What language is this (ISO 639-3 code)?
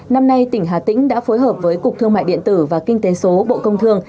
vie